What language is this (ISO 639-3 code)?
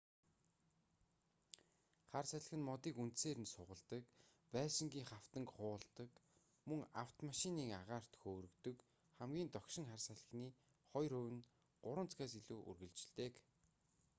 mon